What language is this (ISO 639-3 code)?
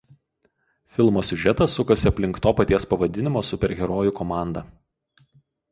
lit